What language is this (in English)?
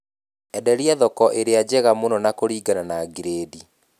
Kikuyu